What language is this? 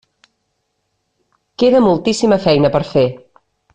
Catalan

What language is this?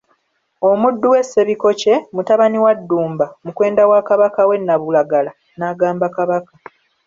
Ganda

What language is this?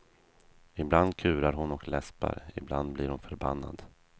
Swedish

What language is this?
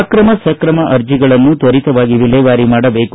Kannada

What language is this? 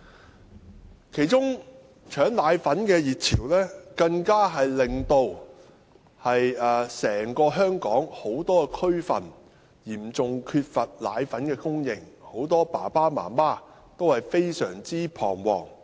Cantonese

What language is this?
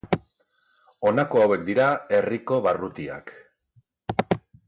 Basque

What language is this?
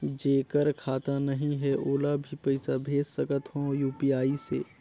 Chhattisgarhi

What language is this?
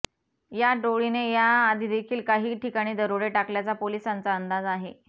Marathi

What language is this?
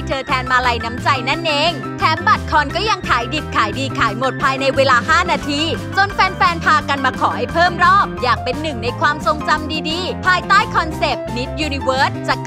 Thai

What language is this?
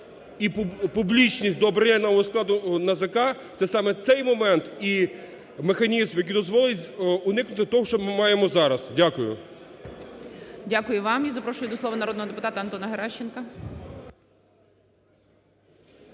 Ukrainian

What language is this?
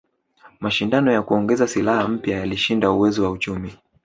Swahili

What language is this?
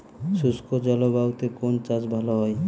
Bangla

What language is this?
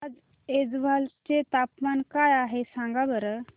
Marathi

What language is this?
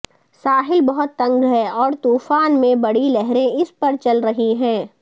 Urdu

